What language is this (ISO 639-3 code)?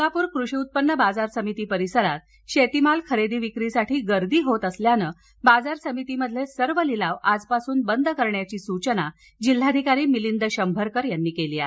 mar